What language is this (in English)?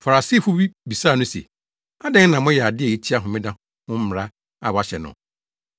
Akan